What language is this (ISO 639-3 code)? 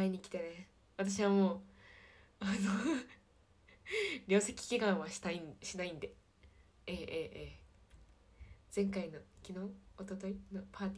jpn